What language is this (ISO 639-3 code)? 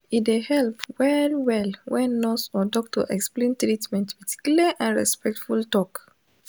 pcm